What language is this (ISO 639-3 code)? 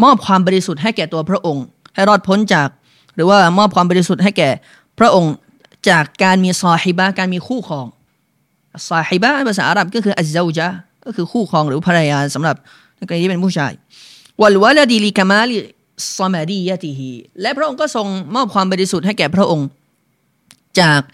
tha